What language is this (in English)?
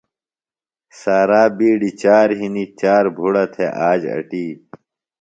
Phalura